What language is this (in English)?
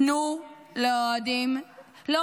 Hebrew